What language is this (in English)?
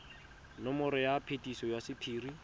Tswana